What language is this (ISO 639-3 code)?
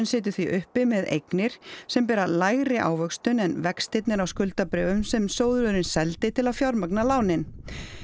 isl